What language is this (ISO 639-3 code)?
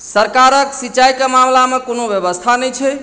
mai